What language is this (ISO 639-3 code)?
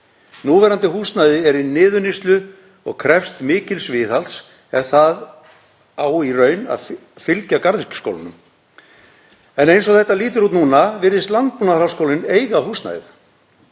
isl